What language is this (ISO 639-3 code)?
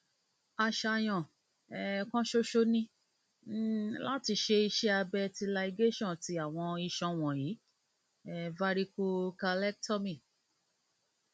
yor